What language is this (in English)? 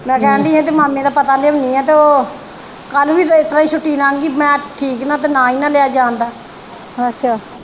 Punjabi